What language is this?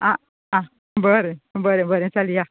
Konkani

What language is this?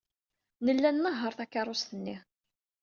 Kabyle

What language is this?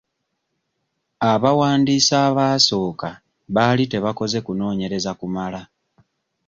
Ganda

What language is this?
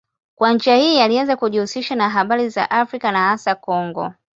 Swahili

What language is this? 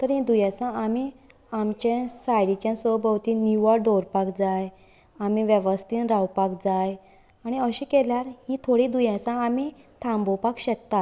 Konkani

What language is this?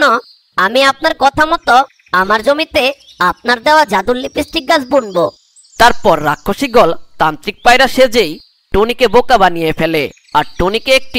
Hindi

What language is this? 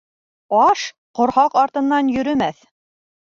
Bashkir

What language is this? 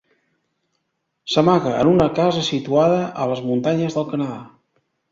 Catalan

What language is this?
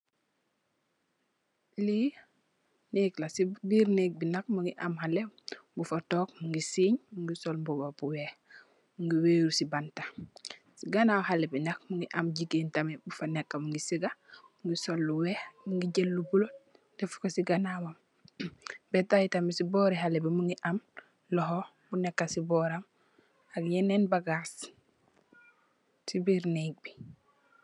Wolof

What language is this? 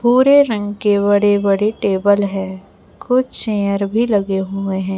Hindi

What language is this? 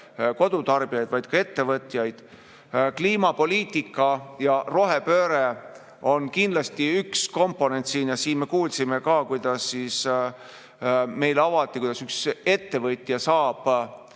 Estonian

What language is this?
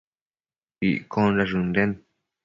Matsés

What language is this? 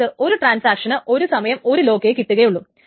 Malayalam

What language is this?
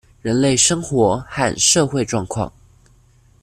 Chinese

